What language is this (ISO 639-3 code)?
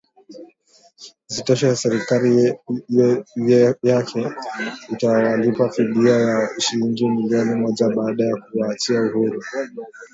swa